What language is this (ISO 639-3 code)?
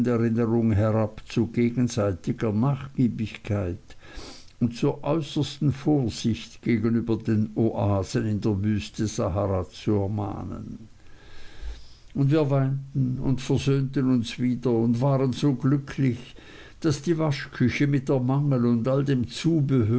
deu